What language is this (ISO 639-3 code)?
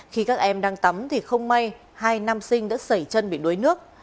vie